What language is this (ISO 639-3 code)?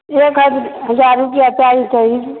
mai